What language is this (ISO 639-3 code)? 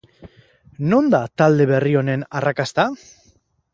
eus